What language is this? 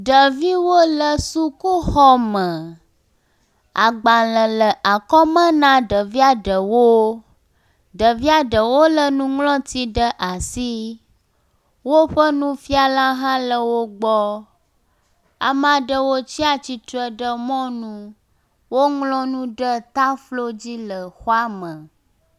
Ewe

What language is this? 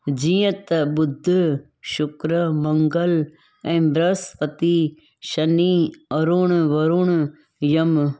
Sindhi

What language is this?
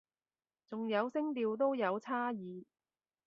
Cantonese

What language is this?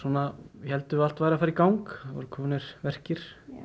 Icelandic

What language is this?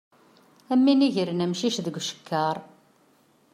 Kabyle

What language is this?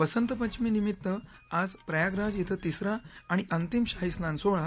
Marathi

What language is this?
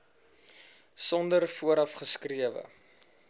Afrikaans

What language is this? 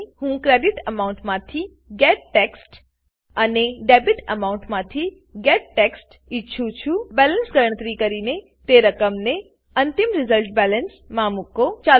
Gujarati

